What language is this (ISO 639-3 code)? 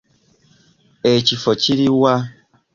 lug